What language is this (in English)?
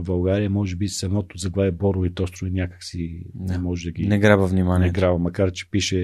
Bulgarian